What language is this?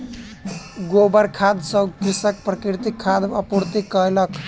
Maithili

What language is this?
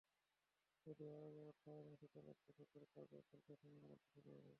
Bangla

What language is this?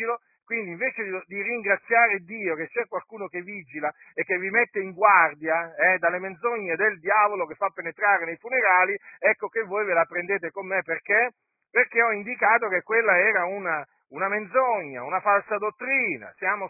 Italian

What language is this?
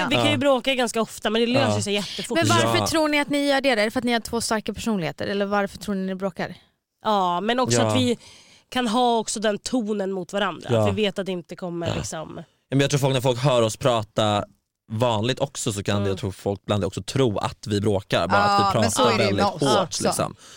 Swedish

